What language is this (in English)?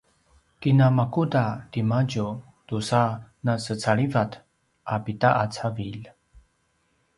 Paiwan